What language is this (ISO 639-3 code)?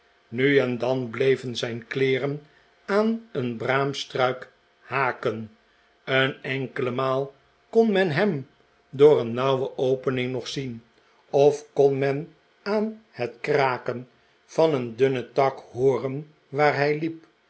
nld